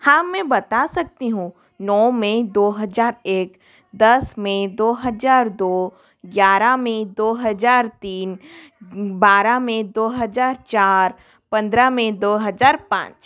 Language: Hindi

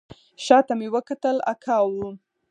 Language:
Pashto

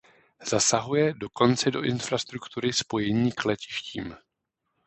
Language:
Czech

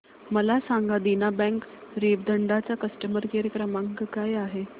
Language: Marathi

